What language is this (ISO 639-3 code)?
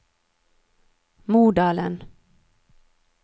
nor